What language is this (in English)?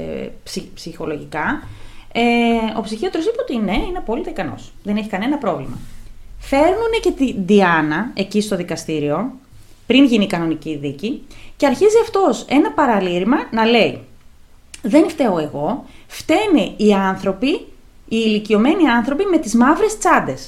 Greek